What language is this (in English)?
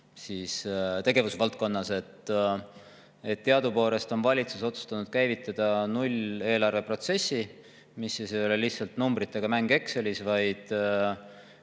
Estonian